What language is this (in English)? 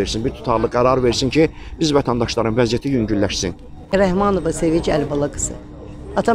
Turkish